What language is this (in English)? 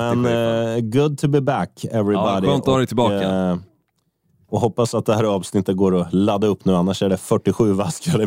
Swedish